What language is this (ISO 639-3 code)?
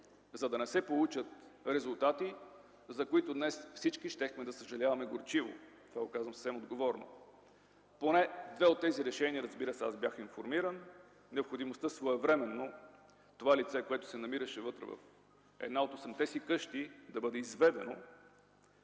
bul